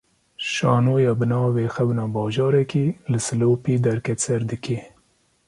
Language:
Kurdish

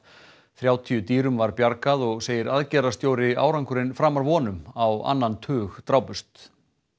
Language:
Icelandic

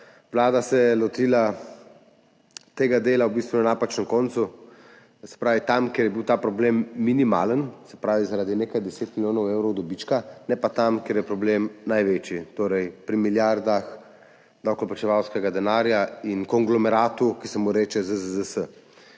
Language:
Slovenian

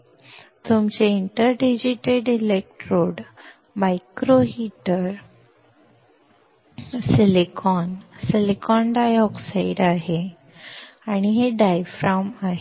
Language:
Marathi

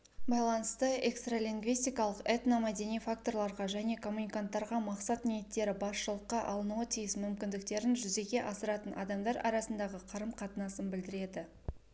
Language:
Kazakh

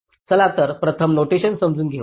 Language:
Marathi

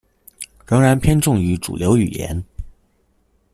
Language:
Chinese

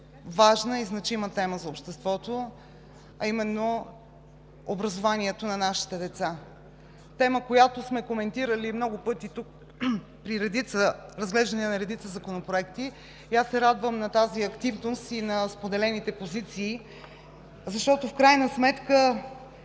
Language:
Bulgarian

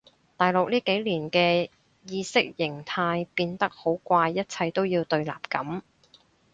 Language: Cantonese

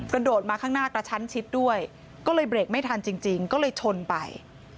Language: Thai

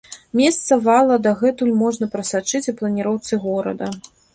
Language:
Belarusian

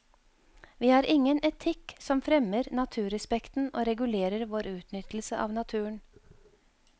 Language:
Norwegian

